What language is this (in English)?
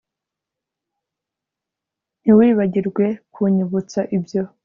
Kinyarwanda